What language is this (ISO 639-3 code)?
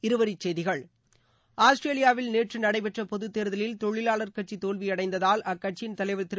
tam